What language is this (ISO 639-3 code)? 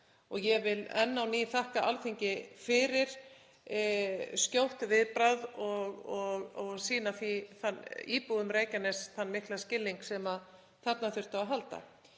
isl